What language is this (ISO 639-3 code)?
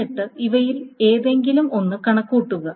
mal